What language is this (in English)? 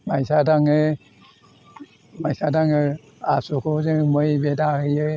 Bodo